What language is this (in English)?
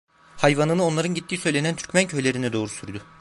Turkish